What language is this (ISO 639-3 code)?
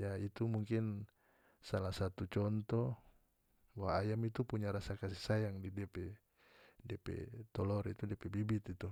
max